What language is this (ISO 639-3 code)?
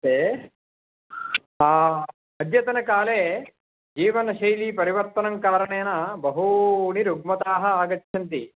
san